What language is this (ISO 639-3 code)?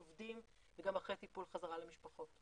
heb